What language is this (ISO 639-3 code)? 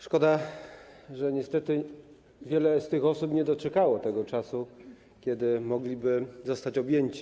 pol